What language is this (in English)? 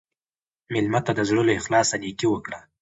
Pashto